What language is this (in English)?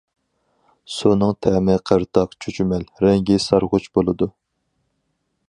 Uyghur